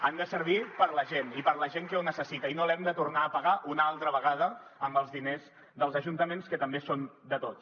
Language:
Catalan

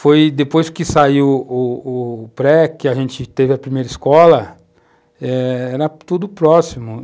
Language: Portuguese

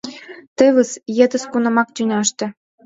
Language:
Mari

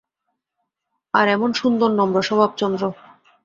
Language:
Bangla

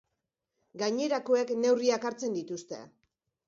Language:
Basque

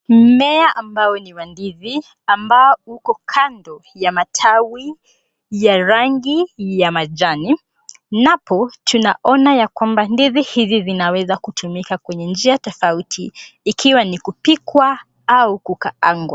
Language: Swahili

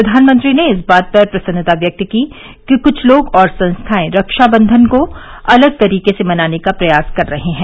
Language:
Hindi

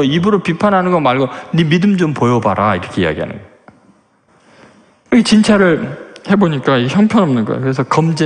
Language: Korean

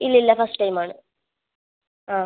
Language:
Malayalam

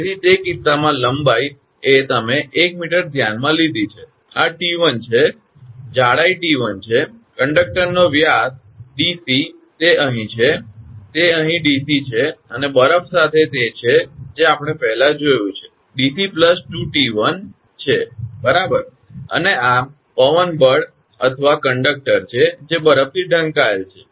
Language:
Gujarati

